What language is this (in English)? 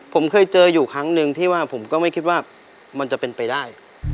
Thai